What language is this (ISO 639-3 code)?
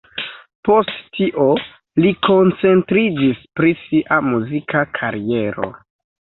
epo